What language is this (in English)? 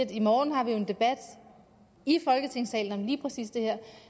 Danish